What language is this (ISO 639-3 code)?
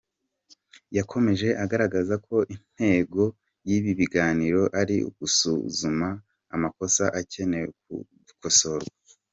kin